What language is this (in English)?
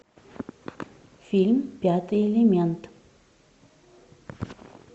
Russian